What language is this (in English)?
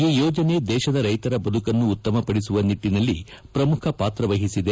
Kannada